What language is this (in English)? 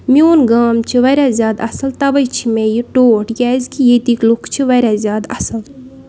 Kashmiri